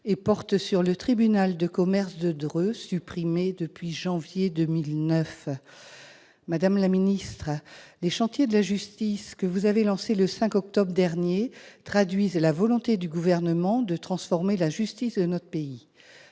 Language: French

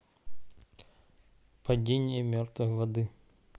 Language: Russian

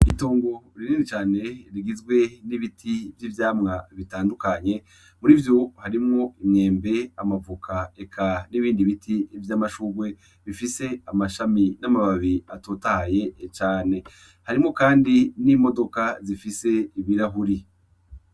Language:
Rundi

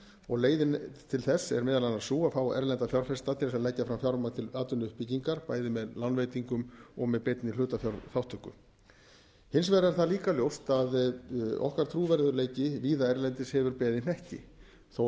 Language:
Icelandic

